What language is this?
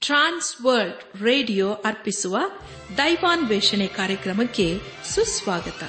Kannada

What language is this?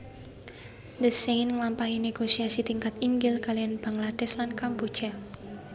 Javanese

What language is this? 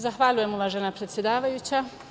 Serbian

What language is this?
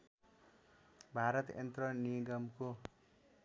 Nepali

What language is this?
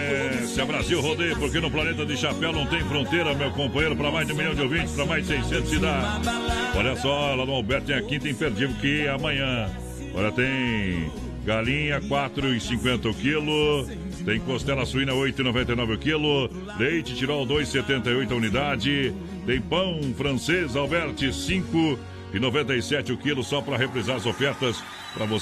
Portuguese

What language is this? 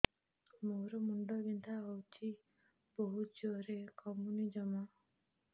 Odia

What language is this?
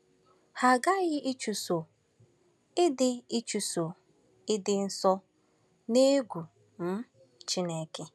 Igbo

